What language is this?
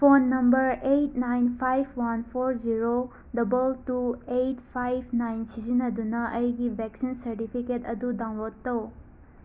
Manipuri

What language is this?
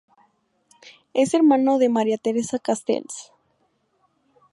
Spanish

